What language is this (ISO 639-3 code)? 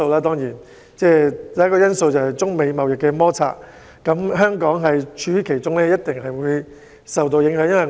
yue